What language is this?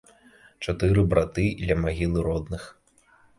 Belarusian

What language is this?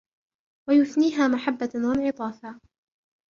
Arabic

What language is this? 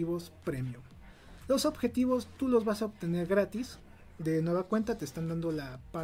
Spanish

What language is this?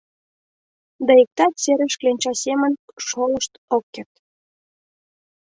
Mari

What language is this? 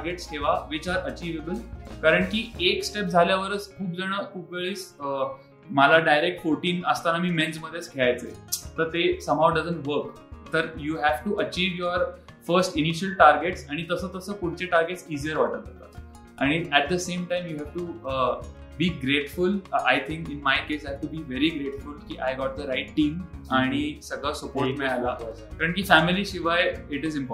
Marathi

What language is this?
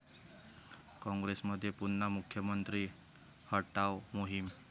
Marathi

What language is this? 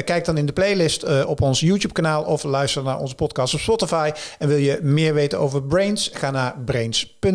Dutch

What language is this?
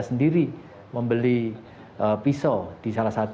Indonesian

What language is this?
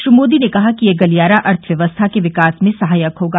Hindi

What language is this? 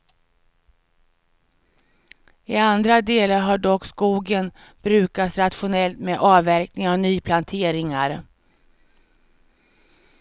Swedish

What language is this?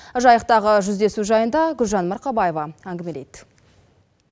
Kazakh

